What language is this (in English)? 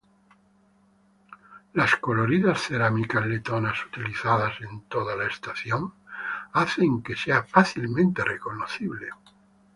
Spanish